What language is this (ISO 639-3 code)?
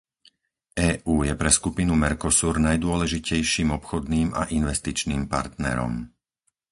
slk